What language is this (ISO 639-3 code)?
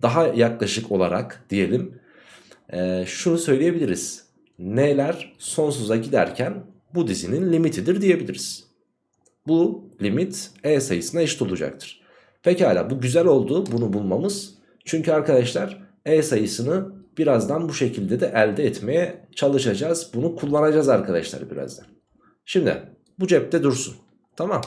tur